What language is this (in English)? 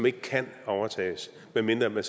Danish